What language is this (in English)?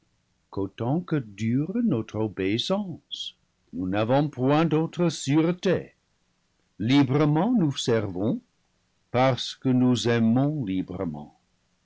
French